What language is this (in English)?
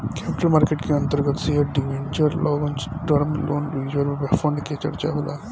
Bhojpuri